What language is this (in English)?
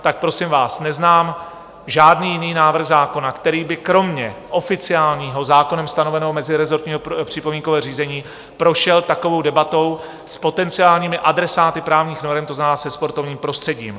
Czech